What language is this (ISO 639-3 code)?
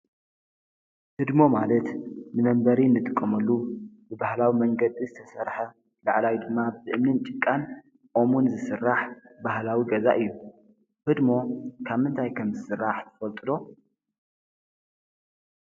tir